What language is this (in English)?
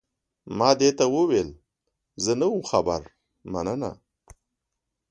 Pashto